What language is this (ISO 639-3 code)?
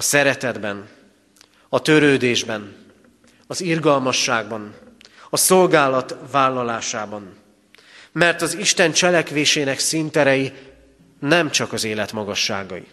hun